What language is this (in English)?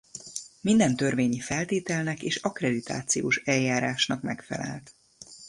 Hungarian